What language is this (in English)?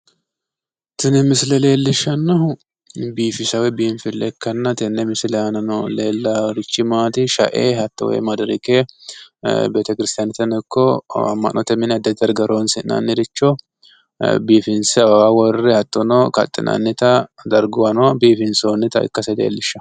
Sidamo